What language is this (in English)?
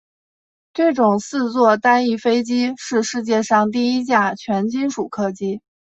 Chinese